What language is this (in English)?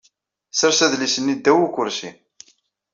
Kabyle